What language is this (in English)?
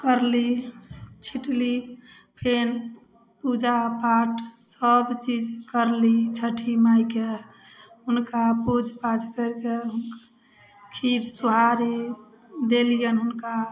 Maithili